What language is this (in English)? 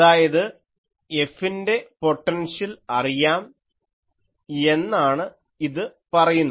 Malayalam